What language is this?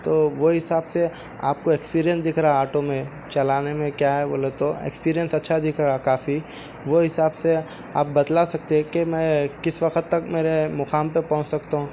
Urdu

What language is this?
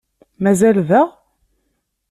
Kabyle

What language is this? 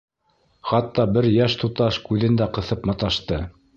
Bashkir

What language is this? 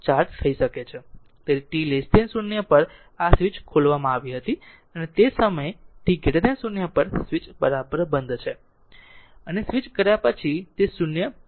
Gujarati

